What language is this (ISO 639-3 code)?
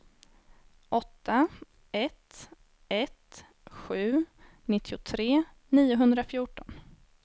swe